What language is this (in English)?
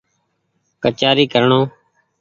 Goaria